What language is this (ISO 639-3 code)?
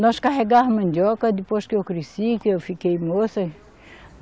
por